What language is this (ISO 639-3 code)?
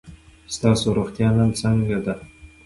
pus